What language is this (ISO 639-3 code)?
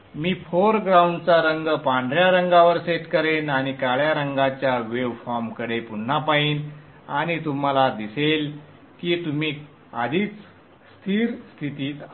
mar